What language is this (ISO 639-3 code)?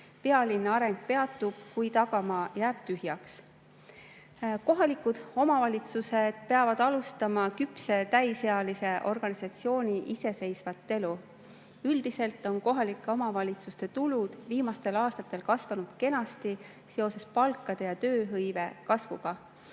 est